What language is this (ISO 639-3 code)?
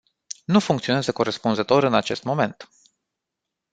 ron